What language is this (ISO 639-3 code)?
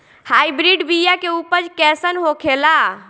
bho